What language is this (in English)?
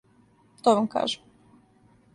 Serbian